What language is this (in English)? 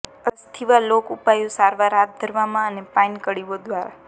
Gujarati